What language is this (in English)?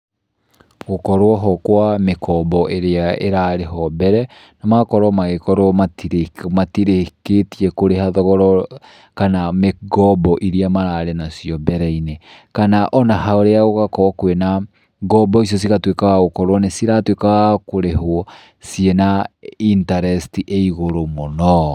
Kikuyu